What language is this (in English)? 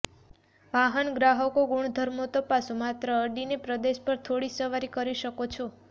Gujarati